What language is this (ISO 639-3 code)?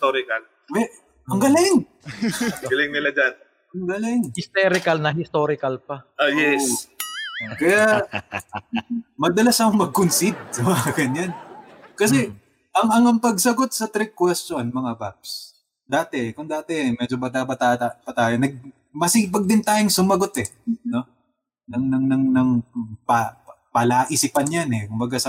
fil